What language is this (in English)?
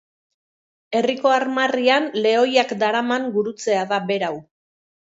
Basque